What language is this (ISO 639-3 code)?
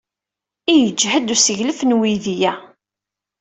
kab